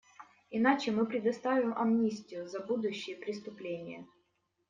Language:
Russian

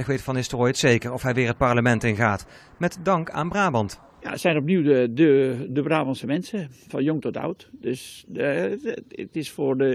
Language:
Dutch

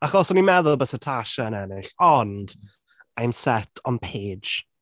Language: Welsh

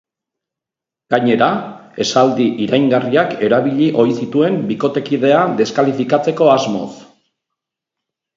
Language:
Basque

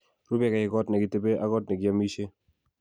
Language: Kalenjin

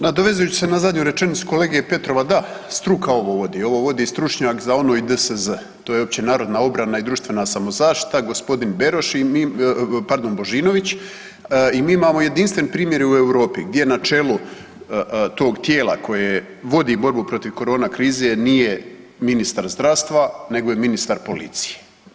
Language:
Croatian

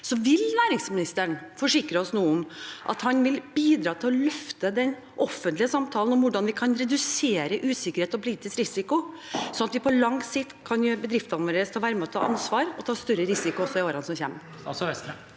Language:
Norwegian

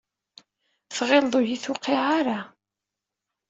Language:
Kabyle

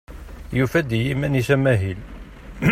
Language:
Kabyle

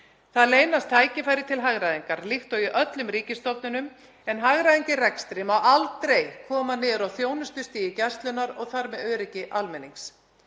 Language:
Icelandic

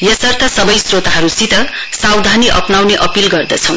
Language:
Nepali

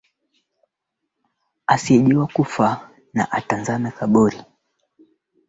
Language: Swahili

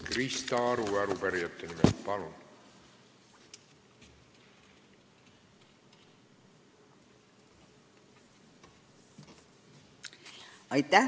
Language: Estonian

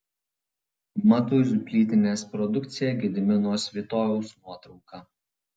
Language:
Lithuanian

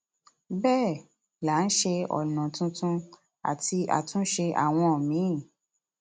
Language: Yoruba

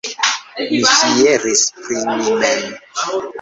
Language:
Esperanto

